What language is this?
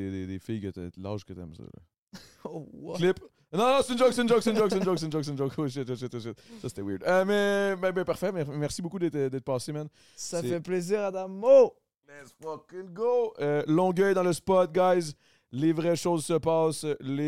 French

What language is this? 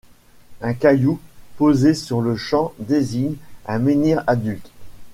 French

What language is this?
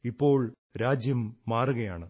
Malayalam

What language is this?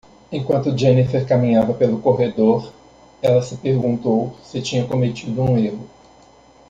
Portuguese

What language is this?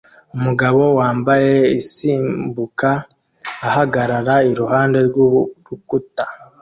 Kinyarwanda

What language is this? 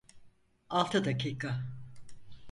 Turkish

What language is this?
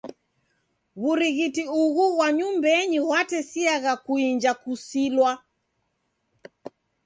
Taita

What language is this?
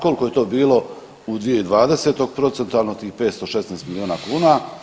Croatian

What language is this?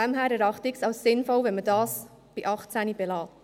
Swiss German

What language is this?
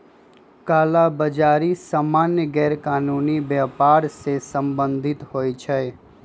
Magahi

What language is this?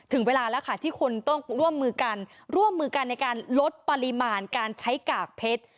Thai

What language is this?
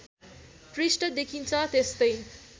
Nepali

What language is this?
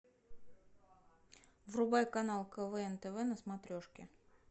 Russian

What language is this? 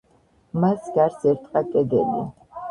Georgian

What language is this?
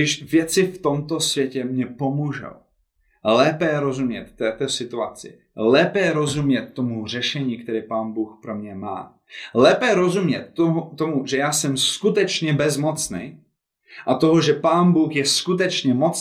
Czech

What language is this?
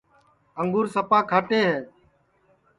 Sansi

